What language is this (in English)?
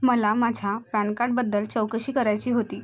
Marathi